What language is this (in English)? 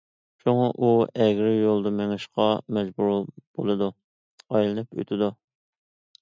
Uyghur